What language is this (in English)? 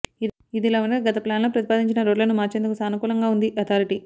Telugu